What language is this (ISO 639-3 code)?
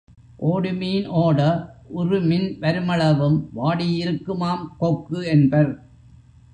tam